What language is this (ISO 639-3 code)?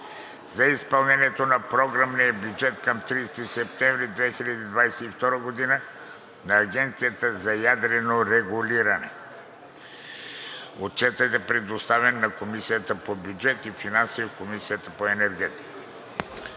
bul